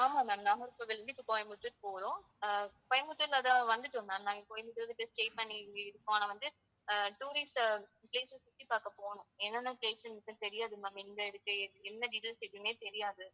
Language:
Tamil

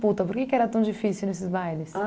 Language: Portuguese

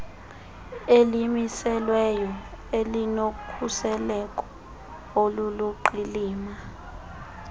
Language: Xhosa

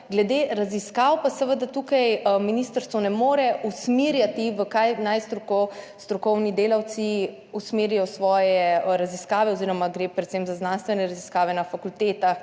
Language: Slovenian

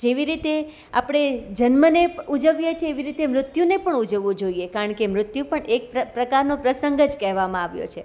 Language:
Gujarati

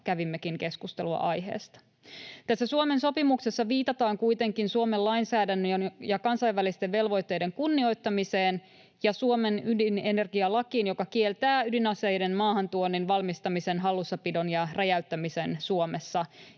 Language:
Finnish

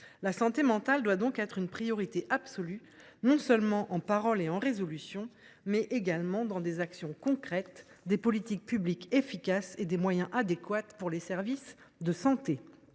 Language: French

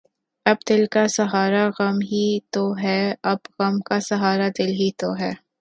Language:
Urdu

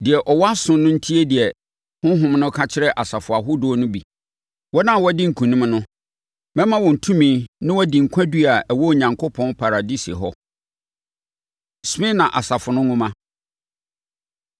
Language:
Akan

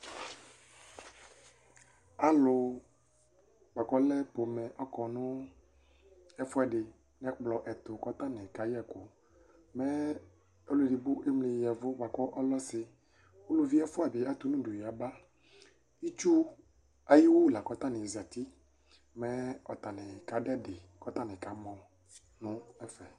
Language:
Ikposo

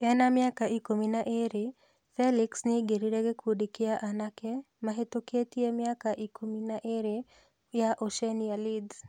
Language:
Kikuyu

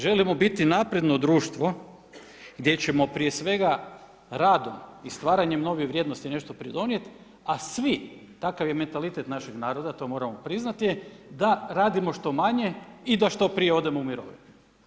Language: Croatian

